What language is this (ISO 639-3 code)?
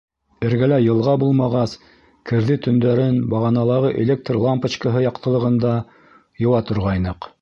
bak